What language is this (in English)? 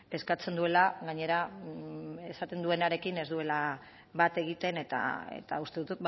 Basque